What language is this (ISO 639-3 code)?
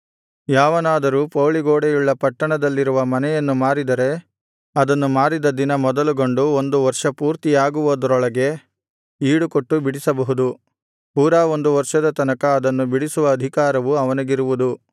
kan